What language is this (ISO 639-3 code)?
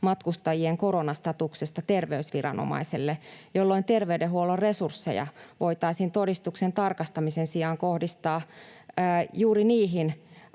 fin